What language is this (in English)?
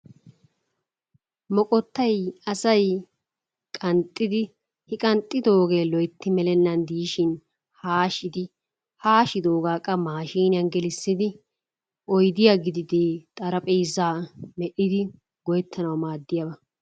Wolaytta